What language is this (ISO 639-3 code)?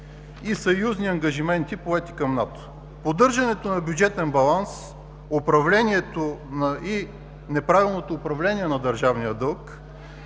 bul